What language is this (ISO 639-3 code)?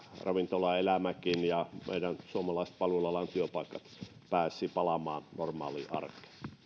fin